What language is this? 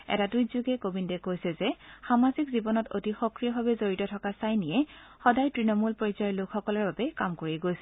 Assamese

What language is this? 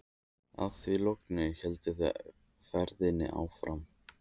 Icelandic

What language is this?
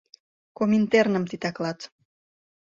Mari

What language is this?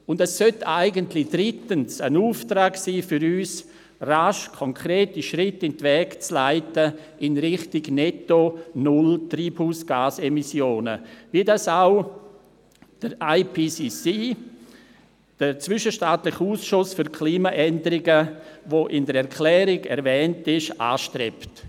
Swiss German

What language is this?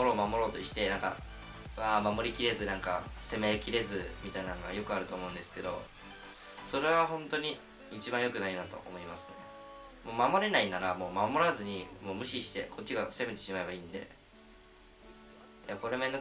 Japanese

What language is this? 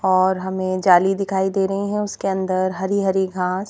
Hindi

